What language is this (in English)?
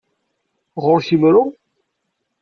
Kabyle